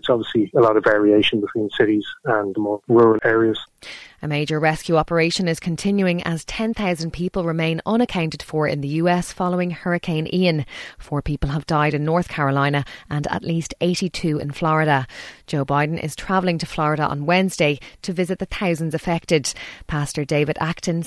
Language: English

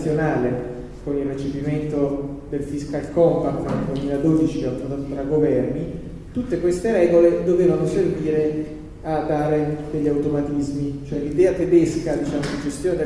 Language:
Italian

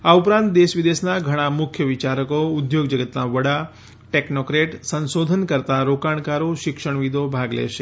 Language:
Gujarati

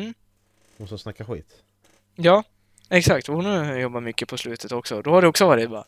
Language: Swedish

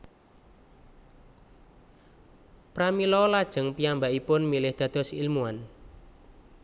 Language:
Javanese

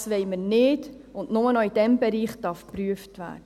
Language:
Swiss German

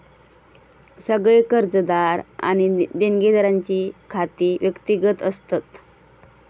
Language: Marathi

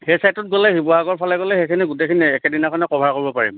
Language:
Assamese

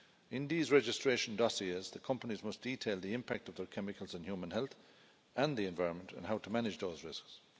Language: English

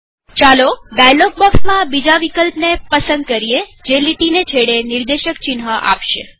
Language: Gujarati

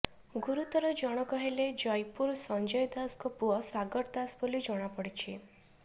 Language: Odia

